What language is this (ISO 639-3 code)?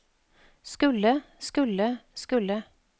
nor